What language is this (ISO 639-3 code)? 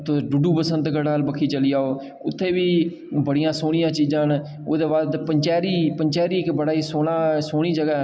doi